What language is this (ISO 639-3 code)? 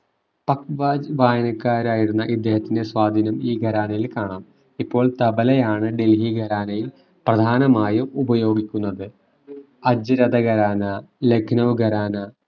mal